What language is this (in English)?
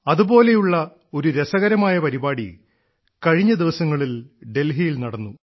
Malayalam